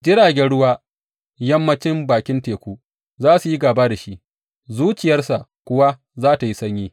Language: Hausa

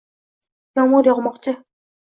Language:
Uzbek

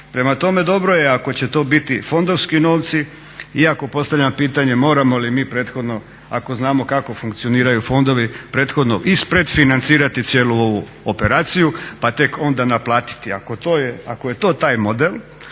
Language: Croatian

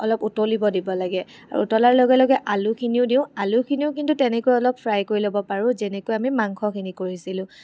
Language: Assamese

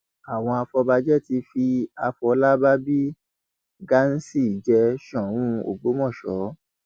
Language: Yoruba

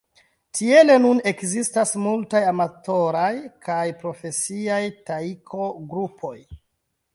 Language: Esperanto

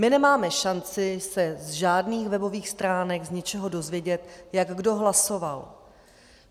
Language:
Czech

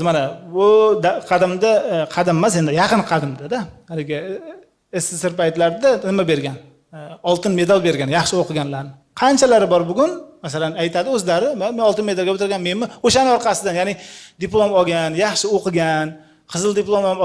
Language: Turkish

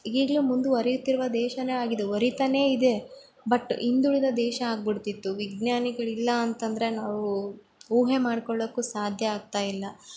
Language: Kannada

